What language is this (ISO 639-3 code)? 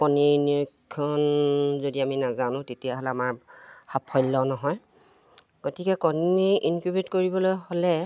asm